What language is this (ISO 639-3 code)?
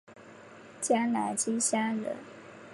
zho